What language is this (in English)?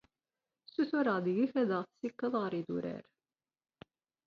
Kabyle